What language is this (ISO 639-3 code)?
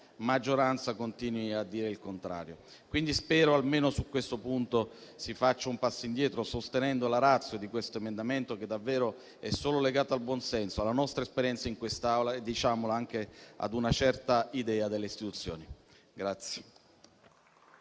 ita